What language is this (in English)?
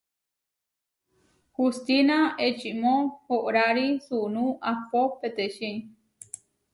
Huarijio